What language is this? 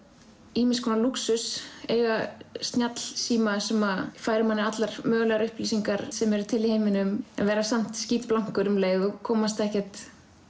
Icelandic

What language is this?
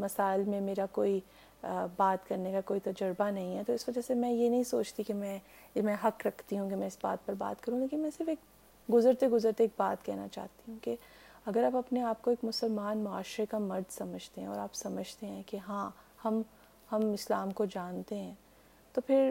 Urdu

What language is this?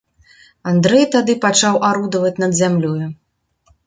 Belarusian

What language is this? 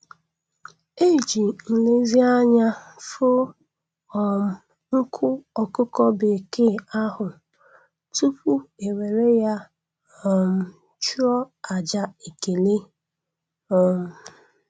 Igbo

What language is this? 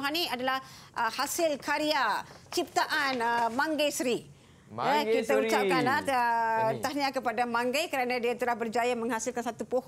Malay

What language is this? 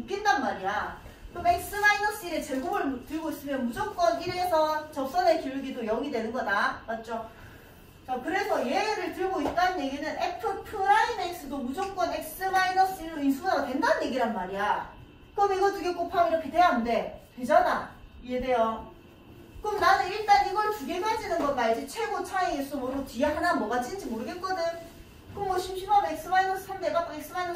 Korean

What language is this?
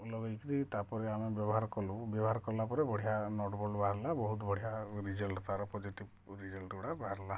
Odia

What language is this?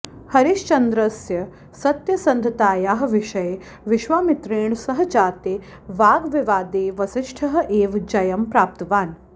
Sanskrit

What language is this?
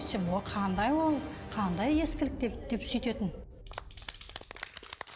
Kazakh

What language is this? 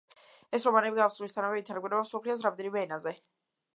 Georgian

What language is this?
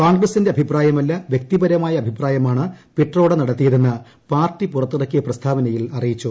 Malayalam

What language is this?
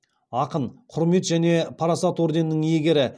Kazakh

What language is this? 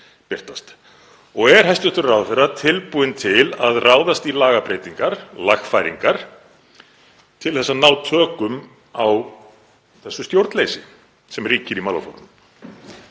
Icelandic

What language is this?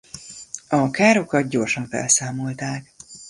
Hungarian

